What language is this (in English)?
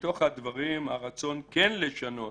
Hebrew